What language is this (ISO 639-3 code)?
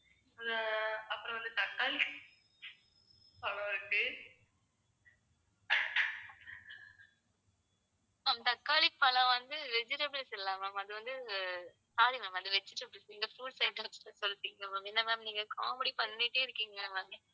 tam